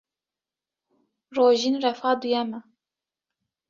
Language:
Kurdish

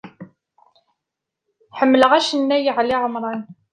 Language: Kabyle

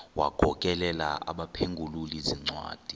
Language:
Xhosa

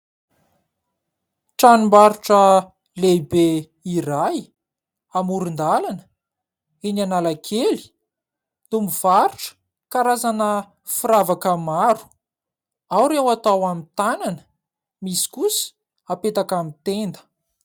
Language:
Malagasy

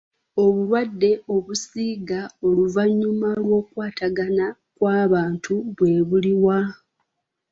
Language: Ganda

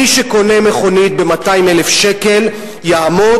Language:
Hebrew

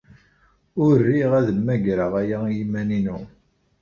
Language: Kabyle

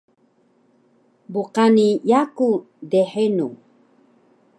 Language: Taroko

